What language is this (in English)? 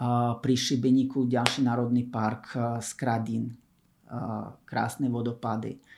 Slovak